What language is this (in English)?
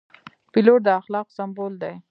Pashto